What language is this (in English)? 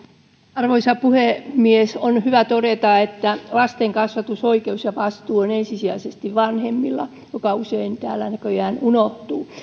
Finnish